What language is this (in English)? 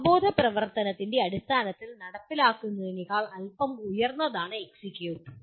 Malayalam